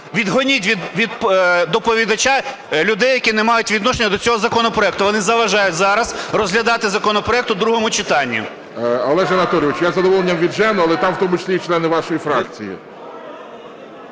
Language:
Ukrainian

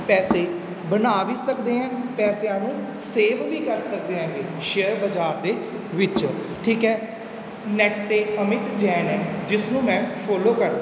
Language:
Punjabi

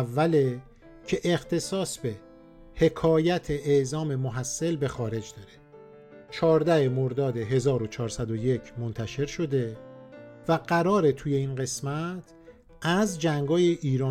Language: Persian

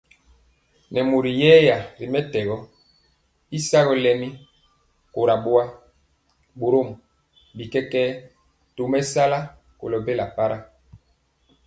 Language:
Mpiemo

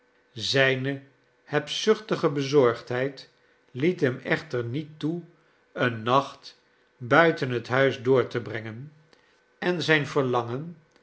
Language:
Dutch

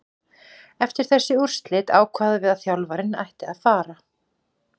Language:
Icelandic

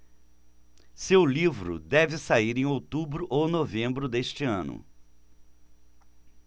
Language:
Portuguese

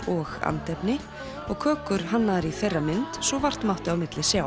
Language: Icelandic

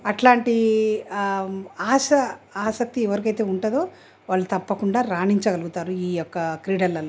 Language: Telugu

